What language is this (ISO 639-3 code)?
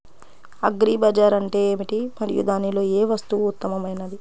tel